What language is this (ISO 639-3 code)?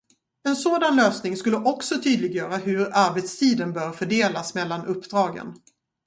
swe